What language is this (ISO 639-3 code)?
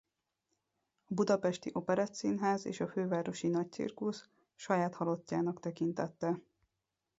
hun